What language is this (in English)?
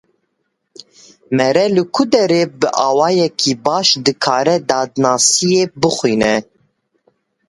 Kurdish